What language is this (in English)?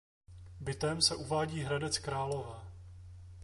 Czech